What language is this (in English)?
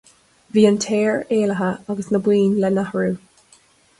Irish